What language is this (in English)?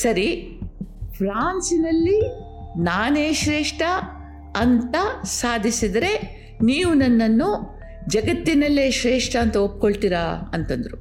Kannada